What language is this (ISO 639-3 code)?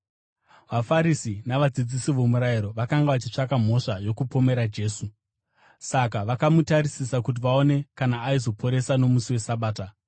sna